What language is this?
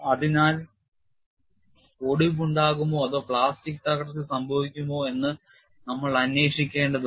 Malayalam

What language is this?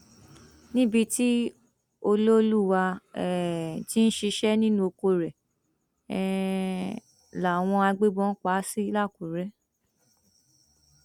Yoruba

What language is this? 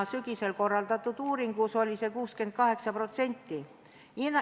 Estonian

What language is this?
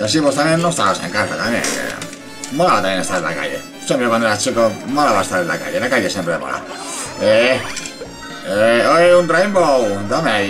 Spanish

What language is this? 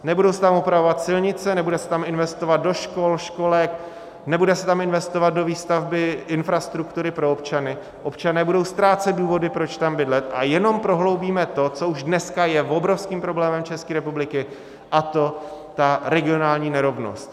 Czech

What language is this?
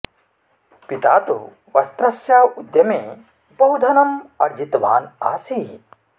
Sanskrit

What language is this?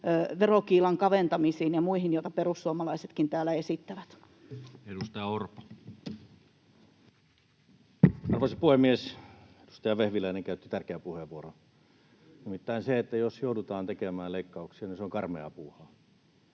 Finnish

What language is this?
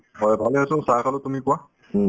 Assamese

